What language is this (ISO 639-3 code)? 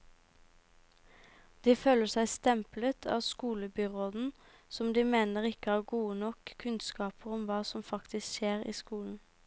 nor